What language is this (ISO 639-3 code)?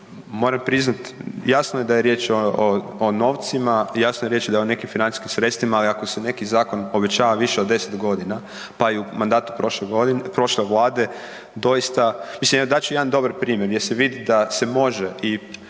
hrv